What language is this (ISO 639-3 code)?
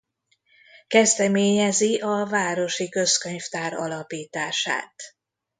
hun